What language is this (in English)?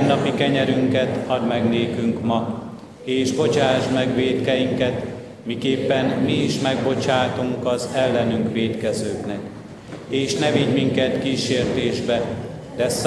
Hungarian